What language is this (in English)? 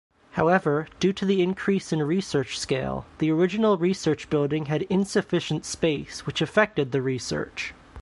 English